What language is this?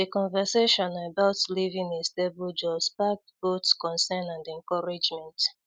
Igbo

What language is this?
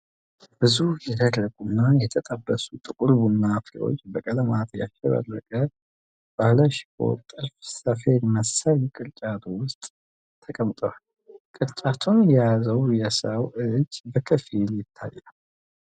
Amharic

